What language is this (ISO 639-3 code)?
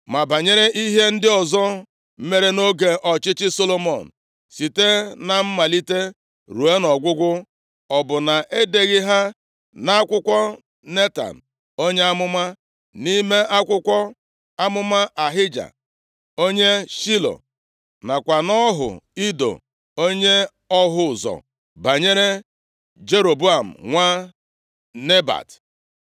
ibo